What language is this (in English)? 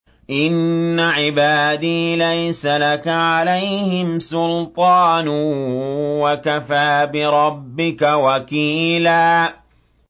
Arabic